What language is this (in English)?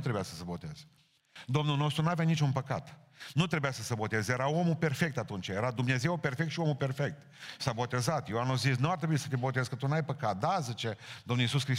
Romanian